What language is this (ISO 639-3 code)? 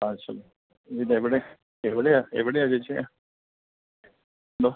mal